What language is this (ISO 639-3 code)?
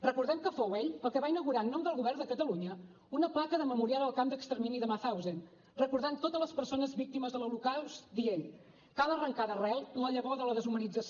cat